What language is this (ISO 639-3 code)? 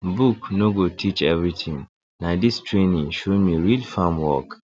pcm